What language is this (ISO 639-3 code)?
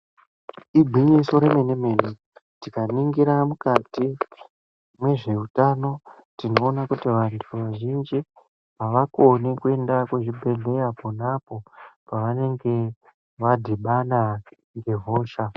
ndc